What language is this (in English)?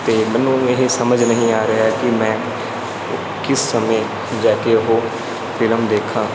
Punjabi